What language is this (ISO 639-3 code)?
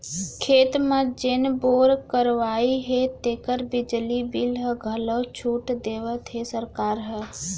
hne